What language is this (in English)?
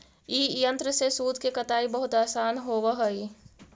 Magahi